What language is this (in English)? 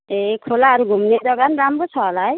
Nepali